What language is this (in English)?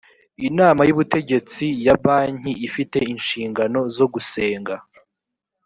Kinyarwanda